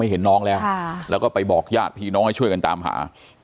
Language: Thai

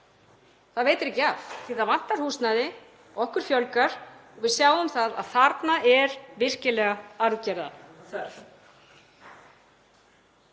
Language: Icelandic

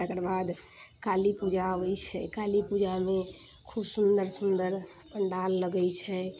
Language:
Maithili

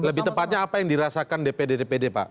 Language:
Indonesian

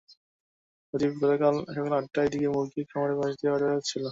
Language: Bangla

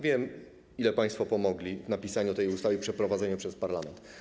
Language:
Polish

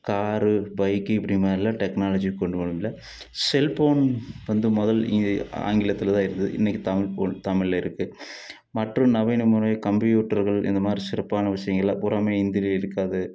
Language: Tamil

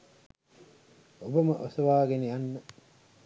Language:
Sinhala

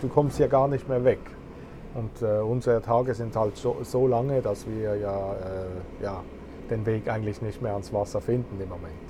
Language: German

